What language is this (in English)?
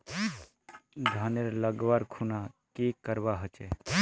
Magahi